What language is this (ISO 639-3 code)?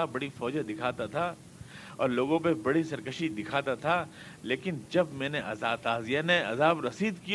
urd